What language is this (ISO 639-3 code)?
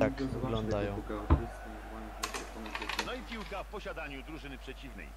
pol